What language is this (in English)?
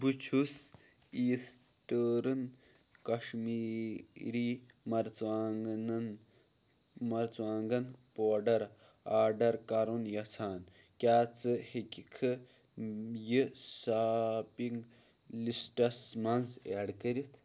Kashmiri